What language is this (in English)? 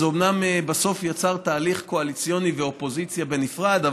Hebrew